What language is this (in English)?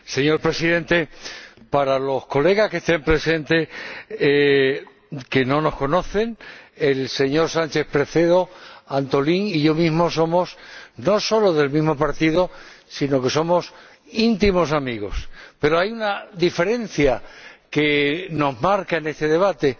Spanish